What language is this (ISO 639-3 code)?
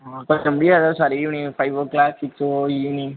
tam